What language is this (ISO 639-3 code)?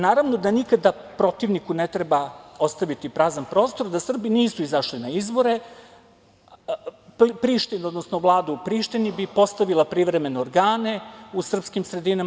srp